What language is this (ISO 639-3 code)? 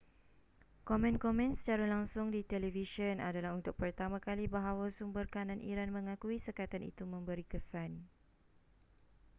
msa